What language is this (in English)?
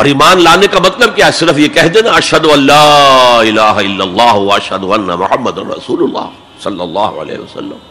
Urdu